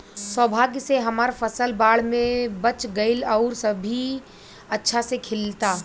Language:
Bhojpuri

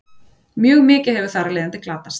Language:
Icelandic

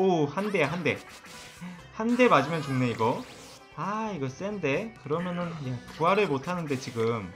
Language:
Korean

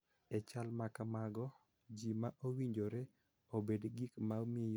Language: Luo (Kenya and Tanzania)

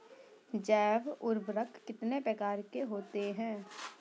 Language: Hindi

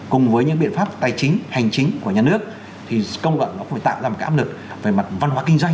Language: Vietnamese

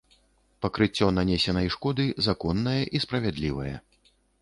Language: Belarusian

